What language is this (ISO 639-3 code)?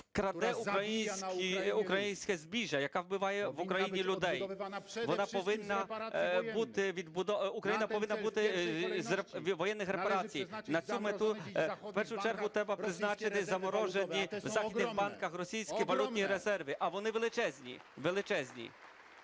ukr